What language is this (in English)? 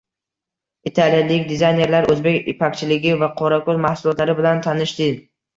Uzbek